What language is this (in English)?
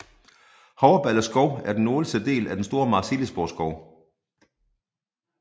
Danish